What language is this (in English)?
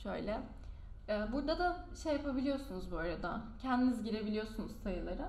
Turkish